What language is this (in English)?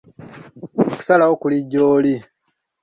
Ganda